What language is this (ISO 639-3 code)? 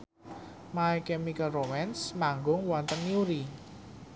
jav